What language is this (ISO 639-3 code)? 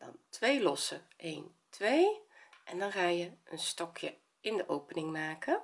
nld